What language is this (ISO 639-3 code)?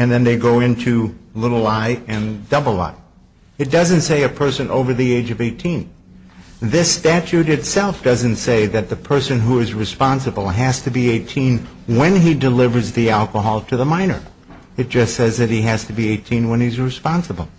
eng